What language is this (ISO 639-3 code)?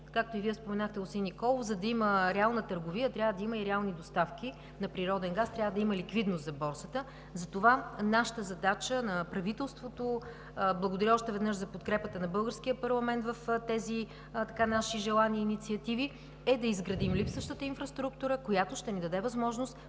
bul